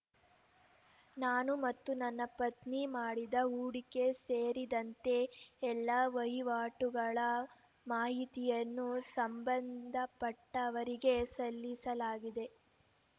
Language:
Kannada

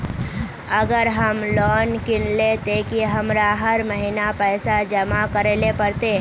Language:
Magahi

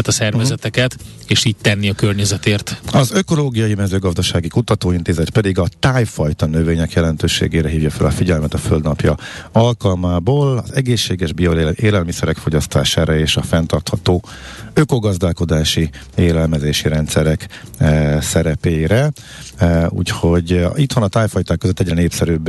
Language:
Hungarian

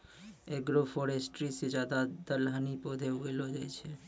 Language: Maithili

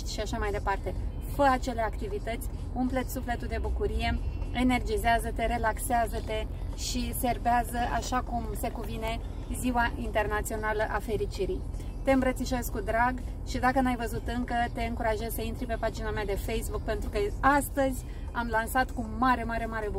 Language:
Romanian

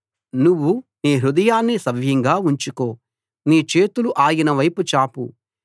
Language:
Telugu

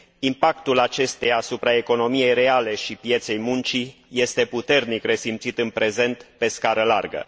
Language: Romanian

